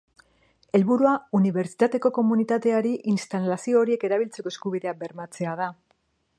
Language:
Basque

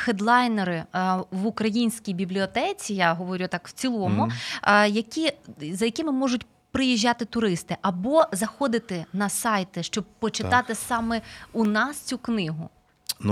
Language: Ukrainian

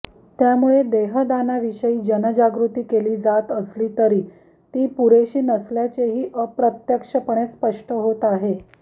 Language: Marathi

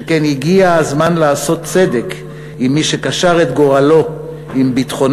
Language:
Hebrew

